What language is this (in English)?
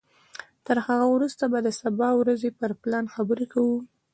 Pashto